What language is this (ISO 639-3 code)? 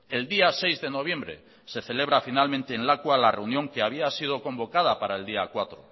spa